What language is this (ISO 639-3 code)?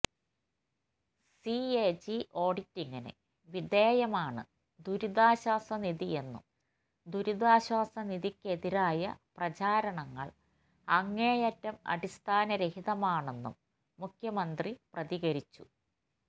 mal